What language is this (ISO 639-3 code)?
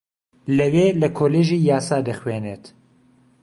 ckb